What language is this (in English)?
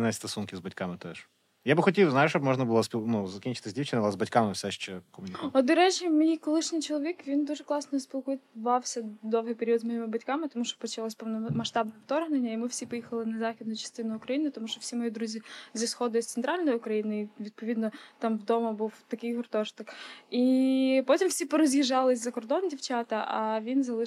Ukrainian